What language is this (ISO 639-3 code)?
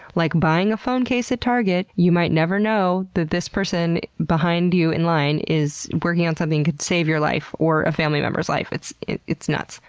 eng